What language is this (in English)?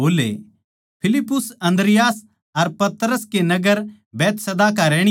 Haryanvi